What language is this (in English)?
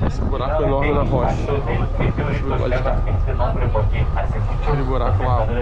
Portuguese